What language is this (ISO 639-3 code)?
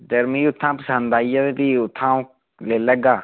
doi